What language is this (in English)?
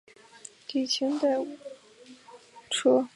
Chinese